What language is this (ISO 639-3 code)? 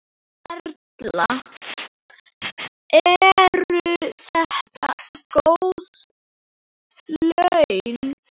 isl